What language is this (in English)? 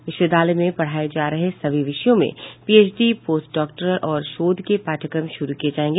Hindi